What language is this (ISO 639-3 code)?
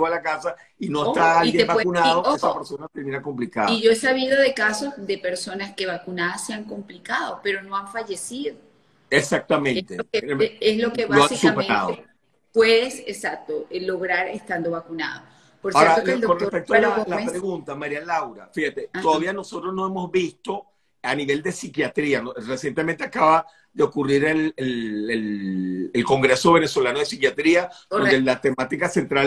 spa